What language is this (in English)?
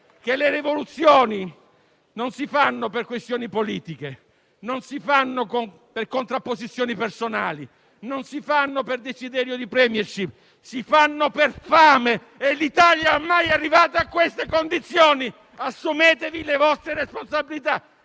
Italian